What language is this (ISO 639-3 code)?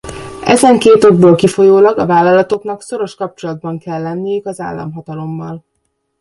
hun